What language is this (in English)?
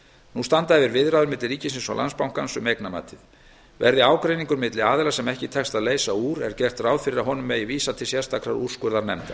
Icelandic